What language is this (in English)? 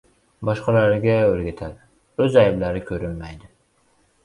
Uzbek